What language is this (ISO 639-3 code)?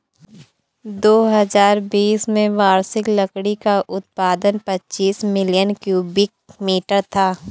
hin